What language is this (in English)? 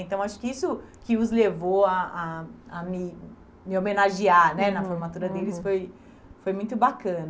Portuguese